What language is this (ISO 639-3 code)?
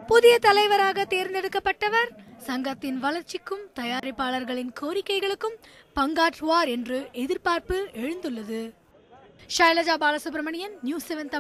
tam